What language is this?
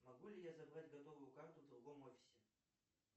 Russian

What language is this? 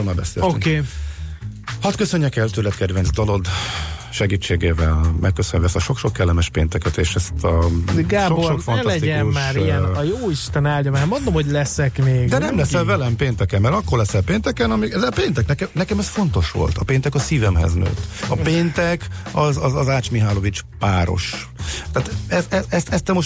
Hungarian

